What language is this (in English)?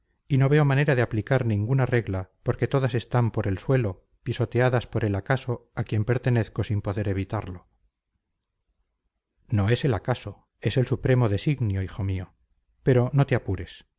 Spanish